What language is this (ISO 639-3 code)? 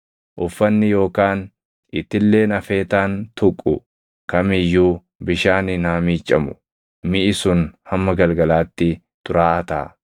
orm